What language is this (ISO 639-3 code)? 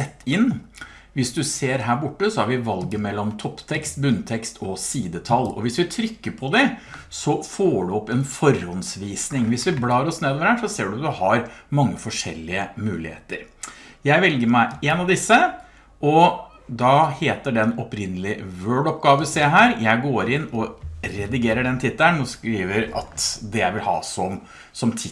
nor